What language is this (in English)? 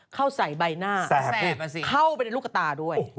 Thai